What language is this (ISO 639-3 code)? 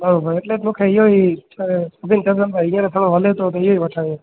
snd